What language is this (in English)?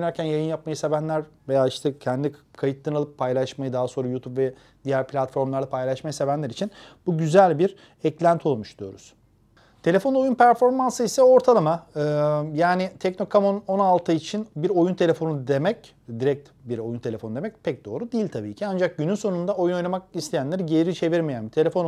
Turkish